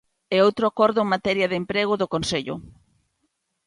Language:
Galician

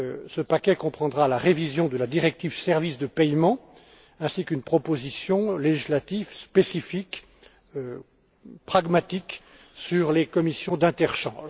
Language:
French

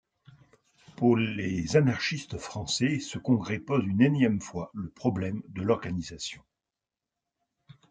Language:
French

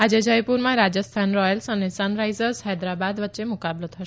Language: Gujarati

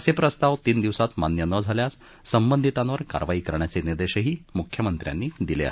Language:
Marathi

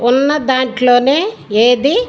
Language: Telugu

